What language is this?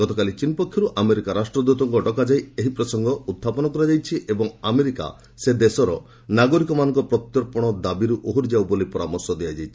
Odia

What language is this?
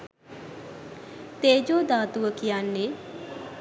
Sinhala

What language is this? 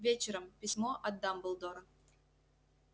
Russian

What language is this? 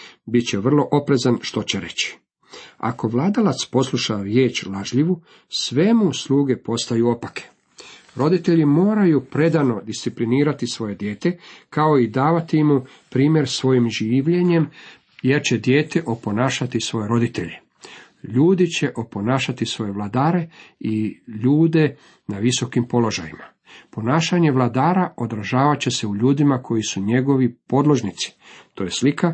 Croatian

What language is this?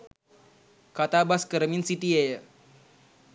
Sinhala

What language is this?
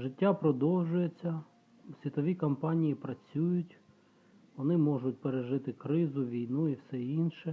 Ukrainian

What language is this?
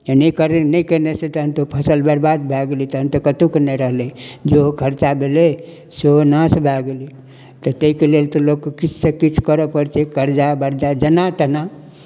Maithili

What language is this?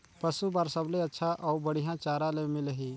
Chhattisgarhi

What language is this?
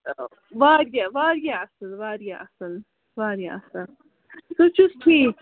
Kashmiri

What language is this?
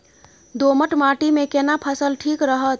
Maithili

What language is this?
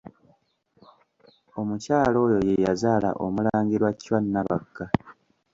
Ganda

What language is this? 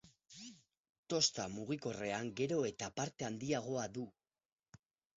Basque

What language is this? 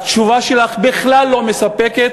Hebrew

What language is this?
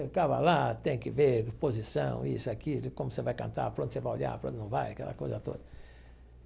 Portuguese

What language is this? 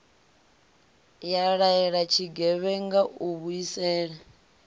Venda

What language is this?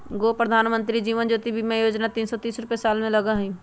Magahi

